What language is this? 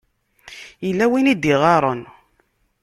Kabyle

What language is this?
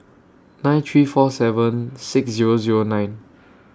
English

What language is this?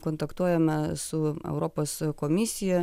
Lithuanian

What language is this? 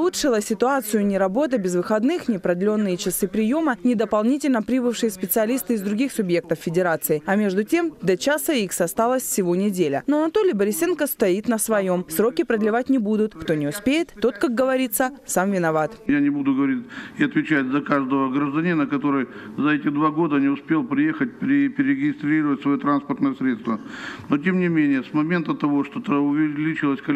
Russian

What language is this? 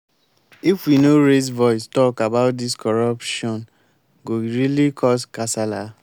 Nigerian Pidgin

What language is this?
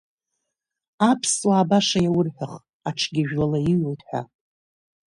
Abkhazian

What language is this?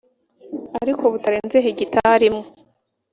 Kinyarwanda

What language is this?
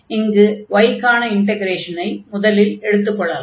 Tamil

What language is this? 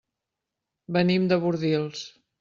Catalan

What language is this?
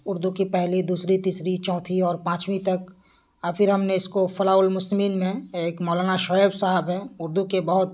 Urdu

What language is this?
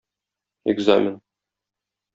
Tatar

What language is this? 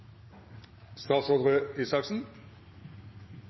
Norwegian Nynorsk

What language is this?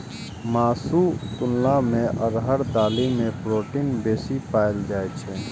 Maithili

